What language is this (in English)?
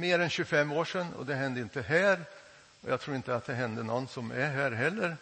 Swedish